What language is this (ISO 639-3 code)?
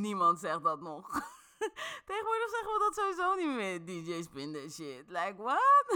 nld